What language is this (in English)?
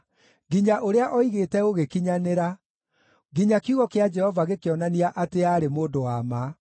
Kikuyu